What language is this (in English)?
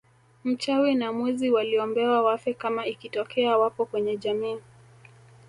Swahili